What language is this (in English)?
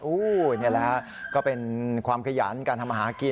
Thai